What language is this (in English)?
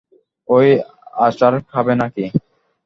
Bangla